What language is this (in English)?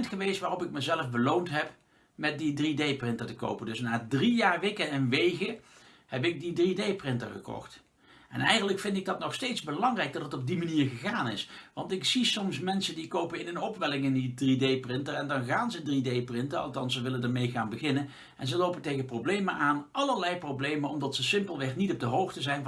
Dutch